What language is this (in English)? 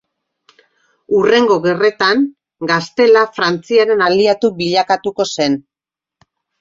Basque